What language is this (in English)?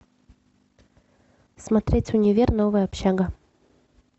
Russian